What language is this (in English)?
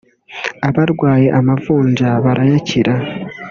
Kinyarwanda